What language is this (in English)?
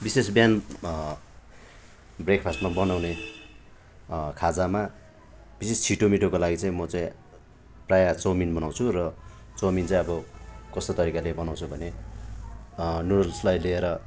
Nepali